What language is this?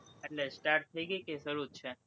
Gujarati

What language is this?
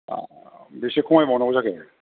Bodo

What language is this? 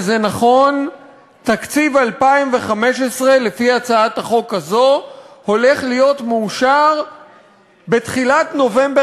Hebrew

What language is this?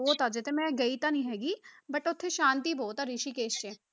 Punjabi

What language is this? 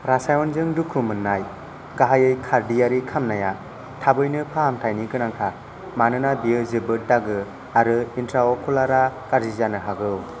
Bodo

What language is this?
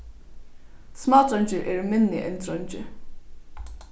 Faroese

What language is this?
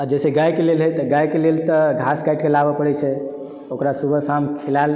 Maithili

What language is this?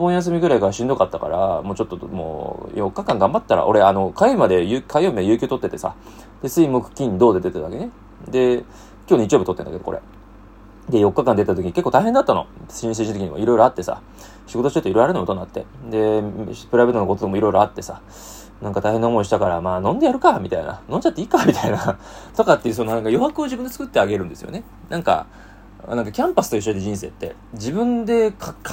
Japanese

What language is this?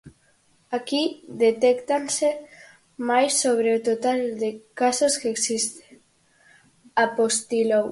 Galician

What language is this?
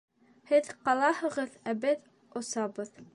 Bashkir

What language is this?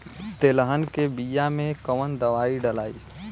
Bhojpuri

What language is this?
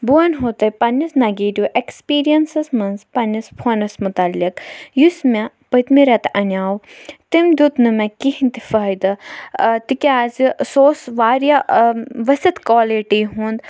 Kashmiri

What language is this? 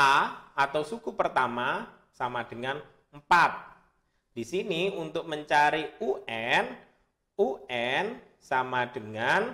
Indonesian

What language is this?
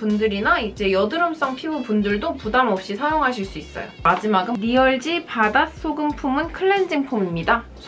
Korean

